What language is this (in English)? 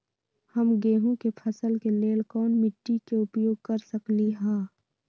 Magahi